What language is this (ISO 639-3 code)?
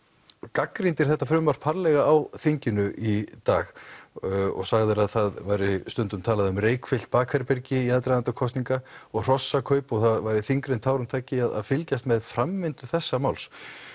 isl